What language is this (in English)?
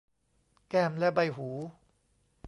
Thai